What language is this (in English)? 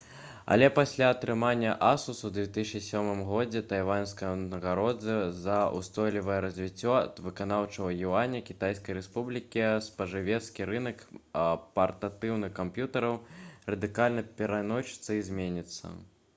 Belarusian